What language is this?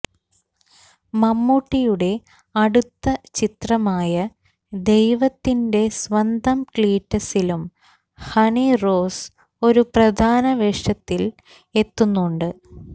Malayalam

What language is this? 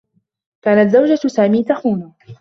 Arabic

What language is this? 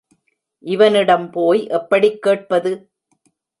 Tamil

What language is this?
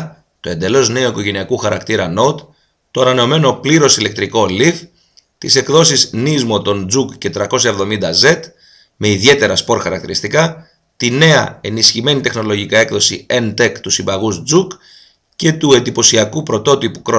Greek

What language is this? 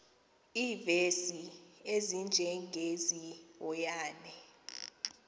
Xhosa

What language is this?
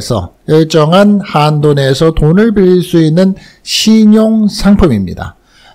Korean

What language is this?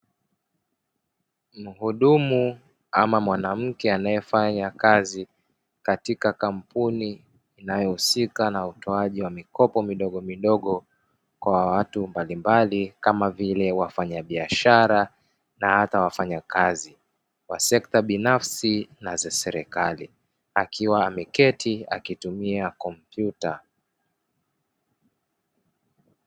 Swahili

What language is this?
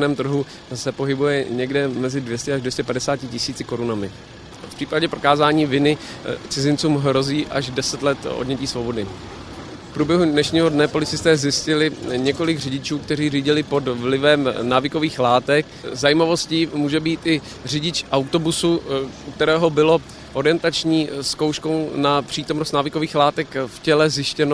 Czech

